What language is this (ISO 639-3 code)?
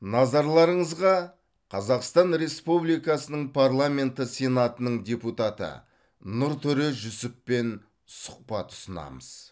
kaz